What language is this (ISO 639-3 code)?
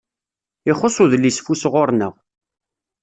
kab